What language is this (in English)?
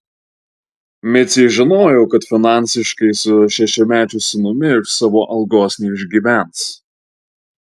Lithuanian